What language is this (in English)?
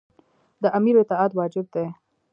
Pashto